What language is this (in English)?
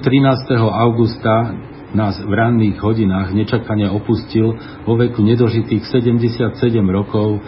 Slovak